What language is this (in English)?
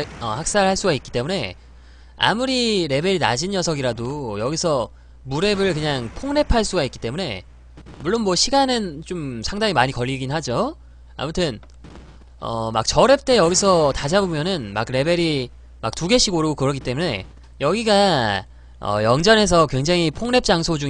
Korean